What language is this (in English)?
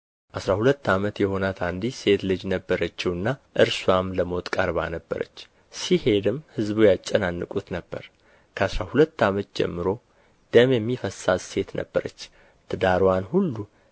Amharic